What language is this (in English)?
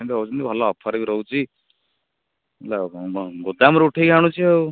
Odia